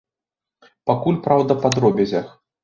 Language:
Belarusian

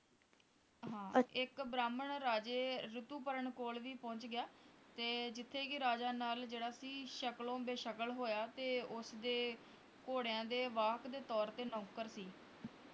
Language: Punjabi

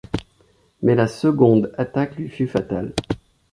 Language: French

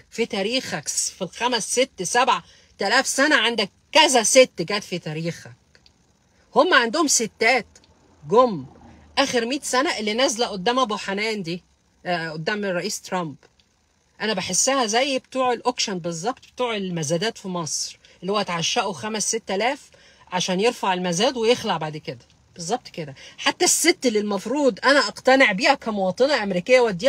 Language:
Arabic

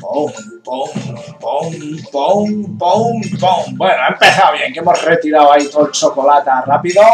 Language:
Spanish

